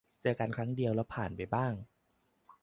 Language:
Thai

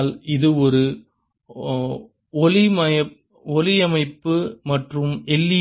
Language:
Tamil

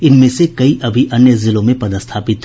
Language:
Hindi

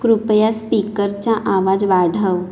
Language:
Marathi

